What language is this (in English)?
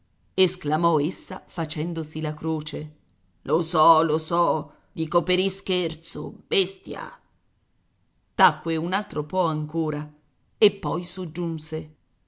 Italian